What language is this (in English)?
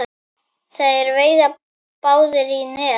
Icelandic